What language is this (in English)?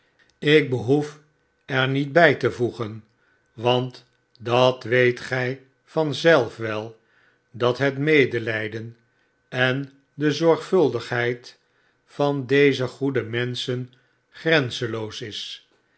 Dutch